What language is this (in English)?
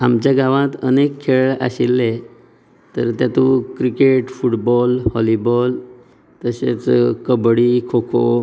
Konkani